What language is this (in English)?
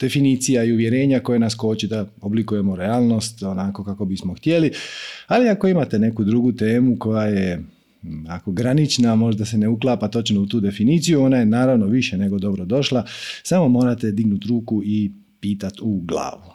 Croatian